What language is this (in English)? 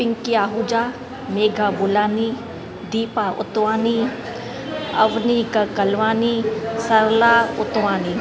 Sindhi